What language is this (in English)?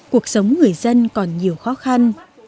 Vietnamese